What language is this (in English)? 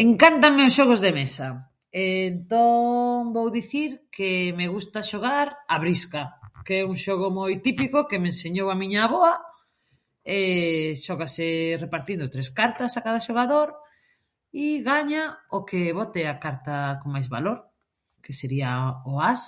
Galician